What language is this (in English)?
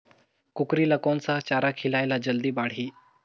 Chhattisgarhi